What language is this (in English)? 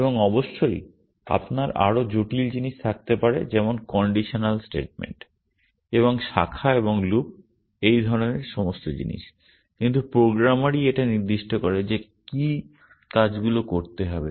Bangla